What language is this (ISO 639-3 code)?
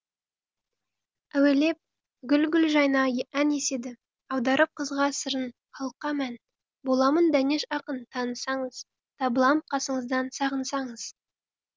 kaz